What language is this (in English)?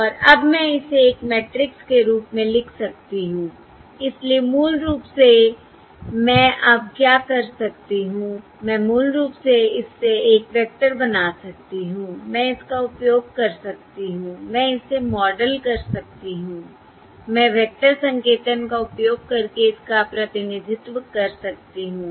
Hindi